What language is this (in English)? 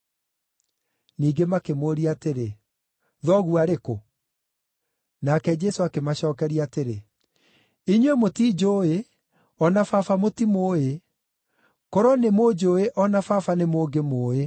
Kikuyu